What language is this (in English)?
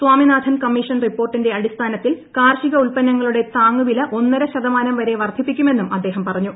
Malayalam